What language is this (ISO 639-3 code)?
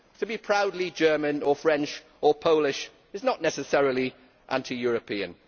eng